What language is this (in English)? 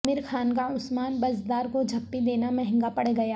Urdu